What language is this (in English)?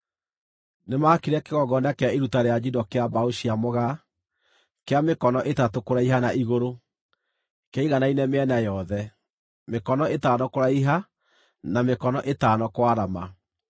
Kikuyu